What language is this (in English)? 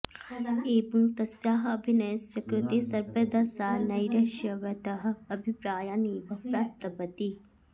Sanskrit